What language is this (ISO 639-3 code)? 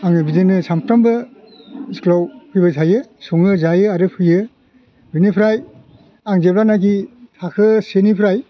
brx